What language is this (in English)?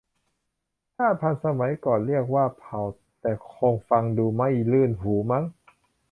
Thai